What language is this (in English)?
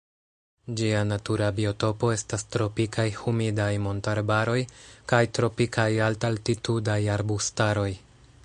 Esperanto